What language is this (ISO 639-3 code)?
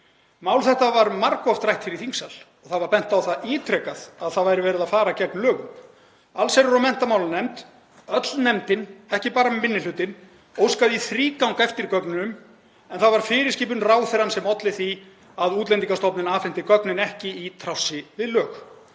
isl